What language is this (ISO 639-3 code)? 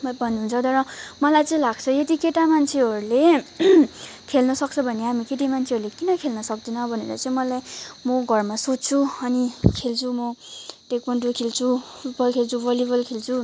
nep